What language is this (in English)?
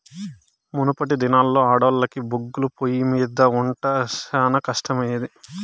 Telugu